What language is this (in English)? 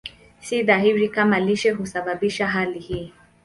Swahili